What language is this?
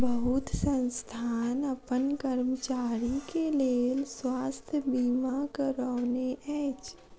Maithili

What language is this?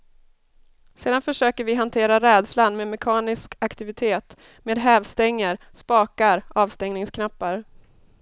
Swedish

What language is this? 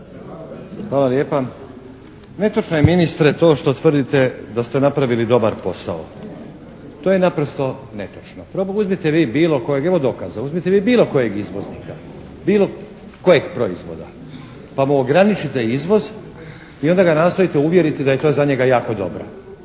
Croatian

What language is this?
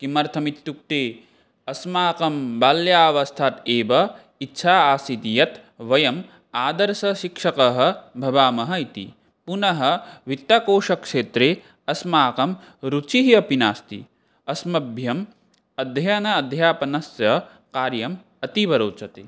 Sanskrit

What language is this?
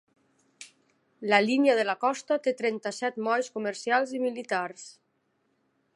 Catalan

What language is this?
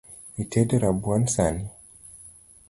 Luo (Kenya and Tanzania)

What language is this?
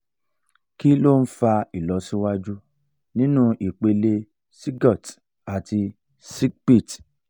Yoruba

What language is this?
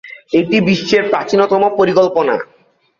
Bangla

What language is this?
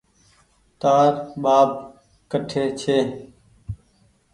Goaria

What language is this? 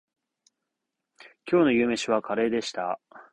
Japanese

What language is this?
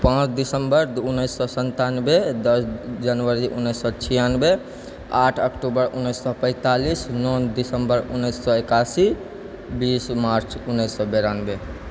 Maithili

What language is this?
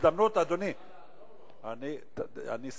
Hebrew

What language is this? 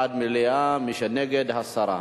Hebrew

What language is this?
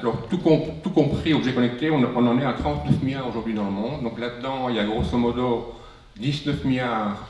French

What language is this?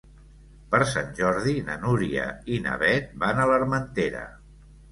Catalan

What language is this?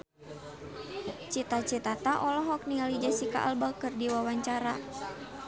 Sundanese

